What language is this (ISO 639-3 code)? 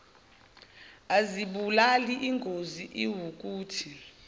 zul